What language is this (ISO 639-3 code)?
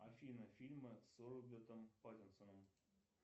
rus